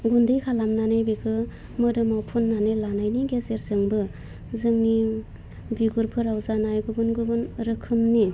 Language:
Bodo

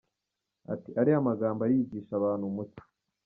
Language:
Kinyarwanda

